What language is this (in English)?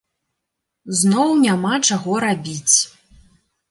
Belarusian